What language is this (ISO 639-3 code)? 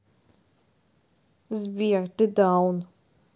rus